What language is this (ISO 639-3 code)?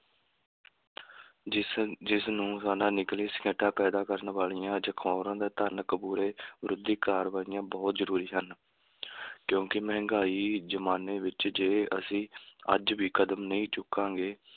pan